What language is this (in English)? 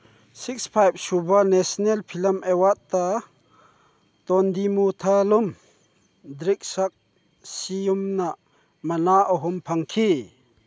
Manipuri